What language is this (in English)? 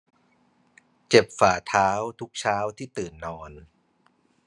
Thai